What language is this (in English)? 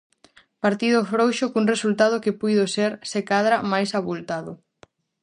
Galician